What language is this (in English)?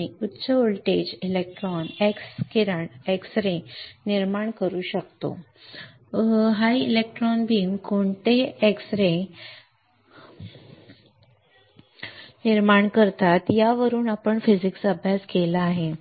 Marathi